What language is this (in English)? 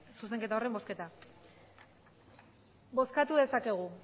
Basque